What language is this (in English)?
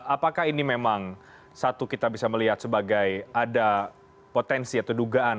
Indonesian